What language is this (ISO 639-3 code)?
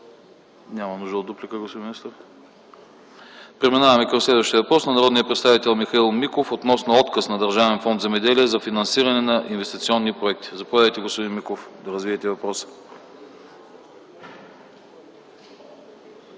bul